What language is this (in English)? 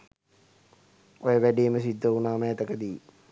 Sinhala